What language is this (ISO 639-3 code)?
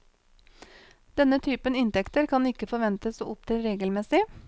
nor